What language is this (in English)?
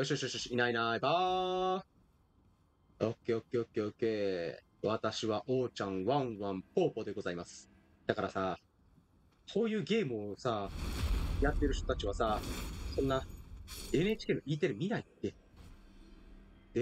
Japanese